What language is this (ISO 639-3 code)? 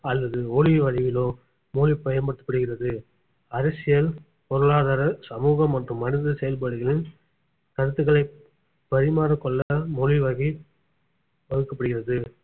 tam